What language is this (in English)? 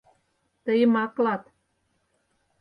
Mari